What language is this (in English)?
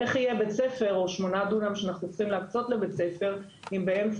Hebrew